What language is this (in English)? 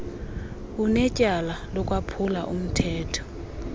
Xhosa